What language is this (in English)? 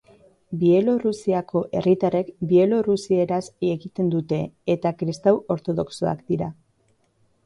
Basque